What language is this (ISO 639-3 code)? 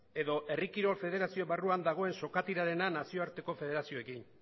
eus